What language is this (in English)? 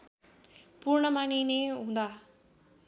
Nepali